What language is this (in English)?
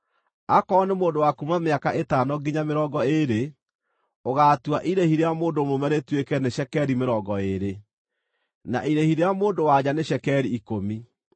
Kikuyu